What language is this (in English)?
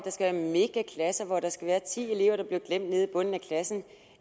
Danish